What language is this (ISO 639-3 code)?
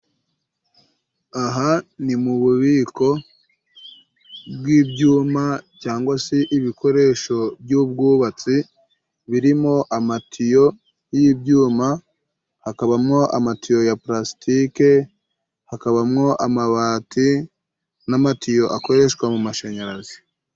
kin